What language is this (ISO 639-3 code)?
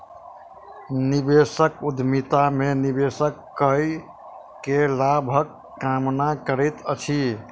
mai